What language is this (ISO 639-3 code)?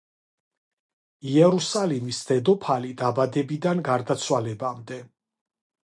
kat